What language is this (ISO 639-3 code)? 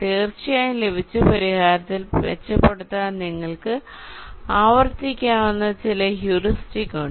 mal